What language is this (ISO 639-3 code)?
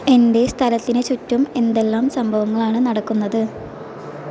mal